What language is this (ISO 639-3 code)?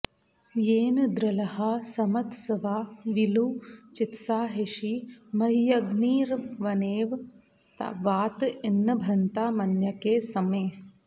san